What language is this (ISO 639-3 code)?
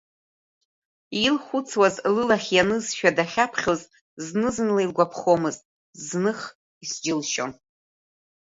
abk